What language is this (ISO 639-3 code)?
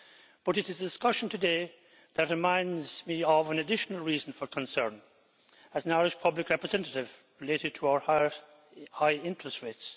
eng